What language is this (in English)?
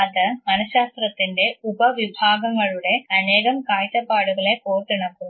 Malayalam